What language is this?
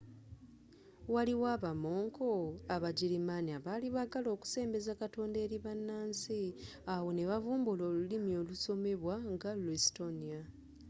Ganda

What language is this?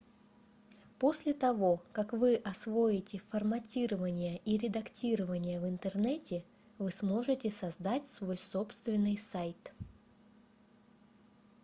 Russian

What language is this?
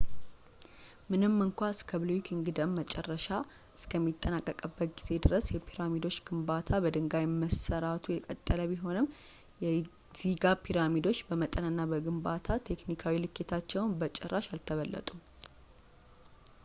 Amharic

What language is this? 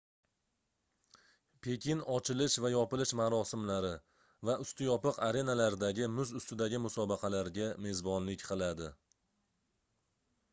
Uzbek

